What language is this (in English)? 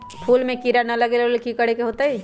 Magahi